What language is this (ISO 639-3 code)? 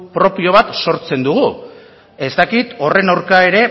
eus